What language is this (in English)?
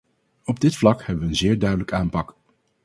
Dutch